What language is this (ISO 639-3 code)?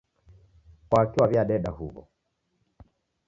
dav